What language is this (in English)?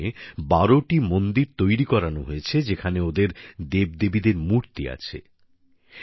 Bangla